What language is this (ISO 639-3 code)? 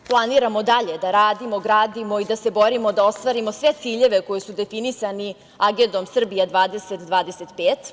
srp